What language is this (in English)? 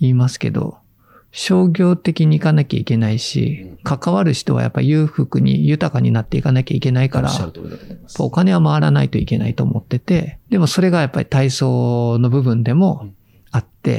Japanese